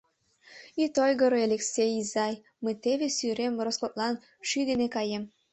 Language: Mari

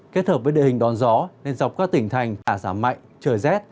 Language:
Vietnamese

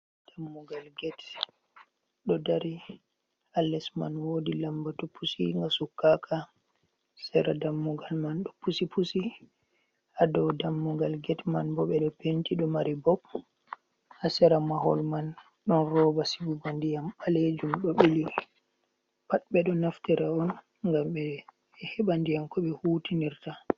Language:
Fula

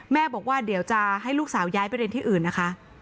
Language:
Thai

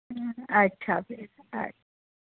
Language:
Dogri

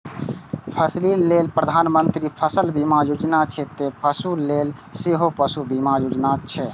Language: Maithili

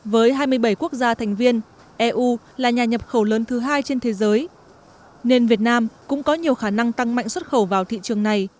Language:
Vietnamese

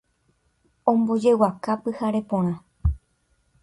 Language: Guarani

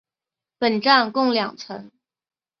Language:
Chinese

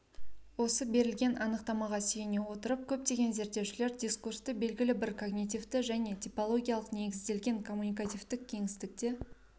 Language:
Kazakh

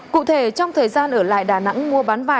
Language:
Vietnamese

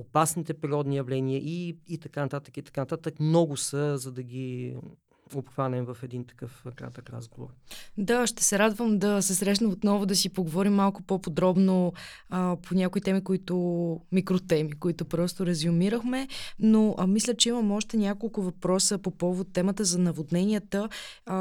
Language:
Bulgarian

